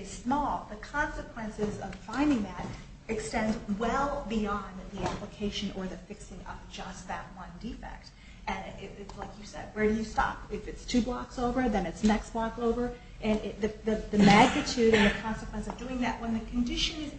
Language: English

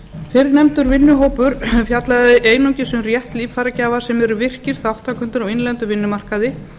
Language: Icelandic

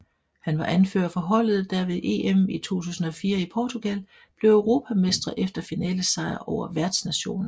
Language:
Danish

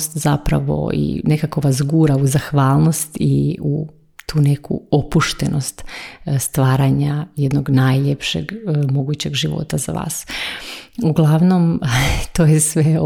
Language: Croatian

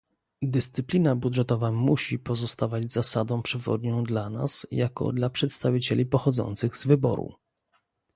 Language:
Polish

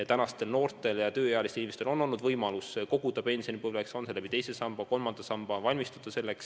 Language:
Estonian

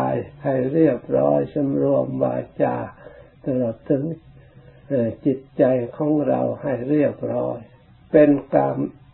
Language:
Thai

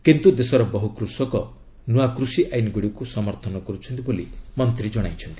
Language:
Odia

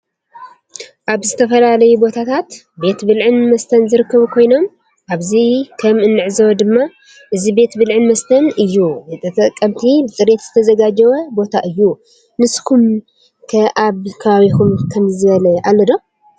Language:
Tigrinya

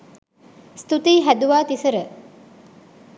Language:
Sinhala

